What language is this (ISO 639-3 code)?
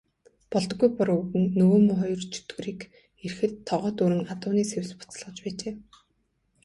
mon